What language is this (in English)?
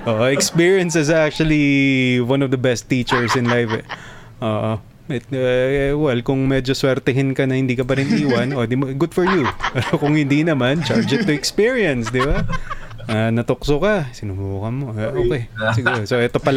Filipino